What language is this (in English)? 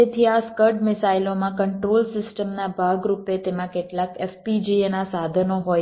Gujarati